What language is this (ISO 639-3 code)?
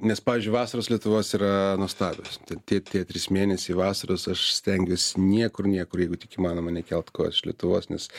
lit